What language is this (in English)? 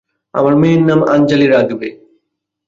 Bangla